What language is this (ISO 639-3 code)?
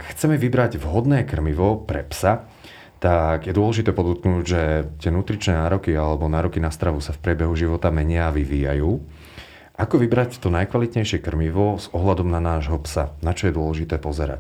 slk